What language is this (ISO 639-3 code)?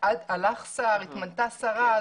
heb